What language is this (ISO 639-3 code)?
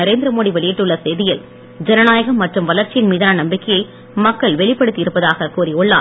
tam